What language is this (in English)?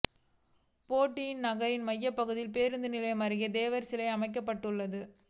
Tamil